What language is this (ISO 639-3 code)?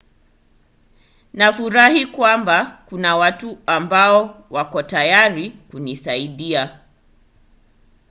swa